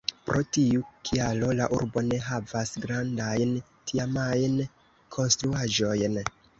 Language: Esperanto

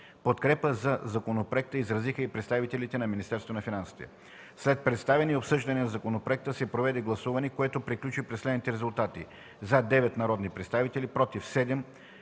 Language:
Bulgarian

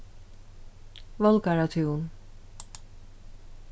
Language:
Faroese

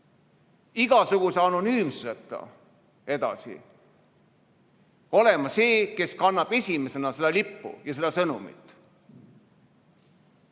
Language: Estonian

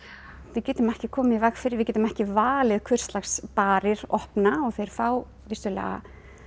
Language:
Icelandic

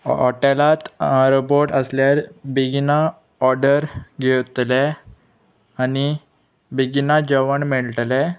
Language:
Konkani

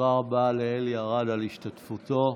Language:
Hebrew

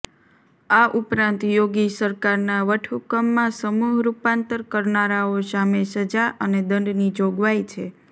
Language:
Gujarati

